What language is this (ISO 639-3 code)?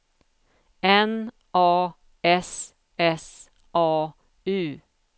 swe